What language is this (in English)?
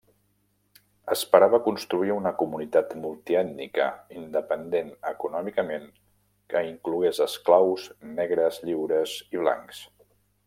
Catalan